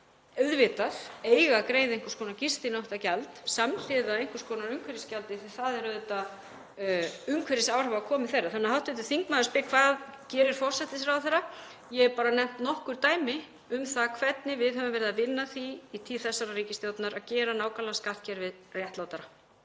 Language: Icelandic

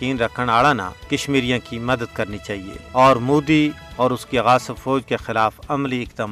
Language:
Urdu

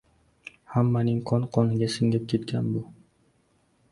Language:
Uzbek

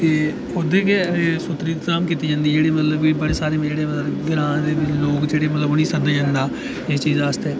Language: Dogri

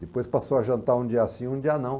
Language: Portuguese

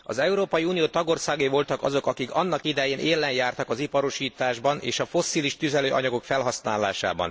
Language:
Hungarian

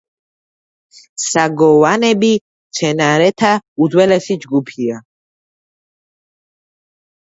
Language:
Georgian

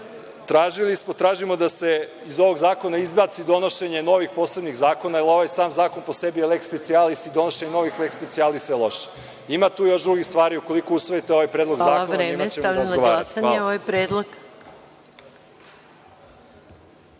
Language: Serbian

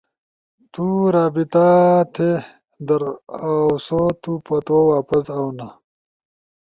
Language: Ushojo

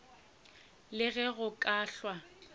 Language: Northern Sotho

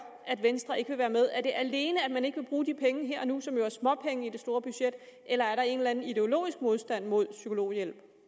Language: Danish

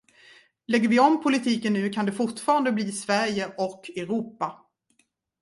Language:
Swedish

